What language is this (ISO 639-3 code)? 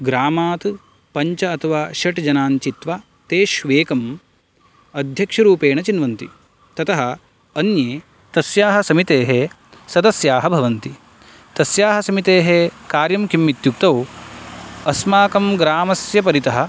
san